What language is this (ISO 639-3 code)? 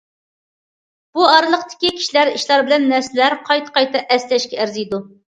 uig